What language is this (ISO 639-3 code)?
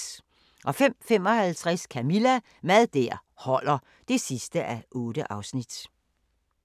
dan